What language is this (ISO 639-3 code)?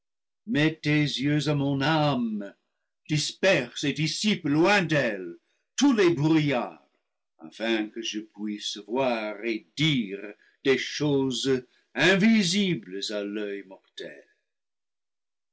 fra